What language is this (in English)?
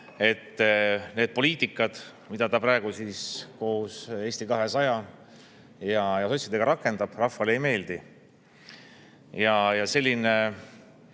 Estonian